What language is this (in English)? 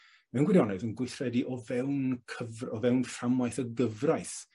Welsh